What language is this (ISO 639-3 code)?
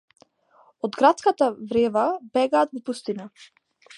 mkd